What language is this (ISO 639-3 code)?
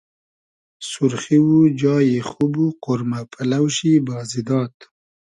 haz